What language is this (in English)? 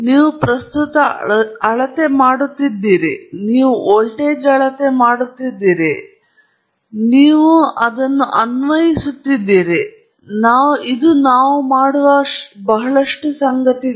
Kannada